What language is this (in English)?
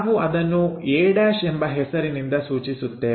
Kannada